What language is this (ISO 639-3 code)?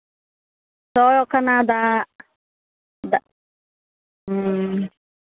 sat